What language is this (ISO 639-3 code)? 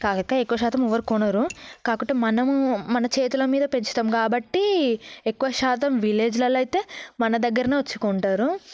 tel